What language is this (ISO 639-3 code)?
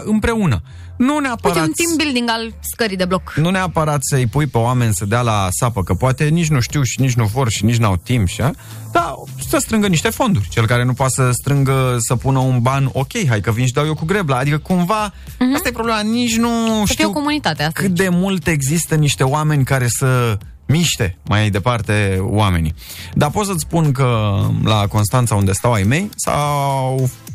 ron